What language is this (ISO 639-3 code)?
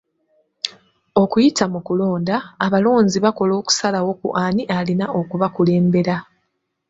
lug